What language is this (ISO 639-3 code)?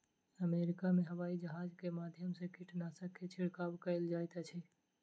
mai